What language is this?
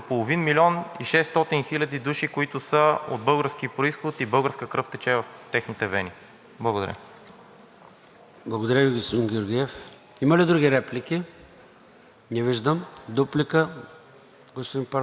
Bulgarian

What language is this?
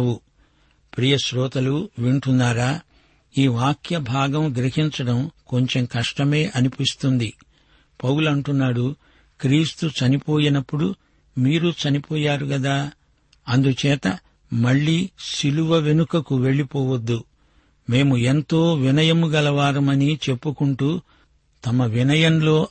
Telugu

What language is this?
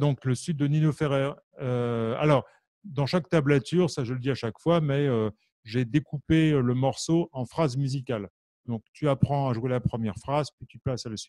French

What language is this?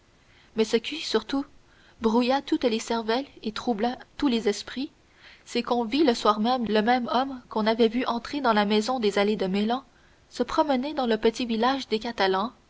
French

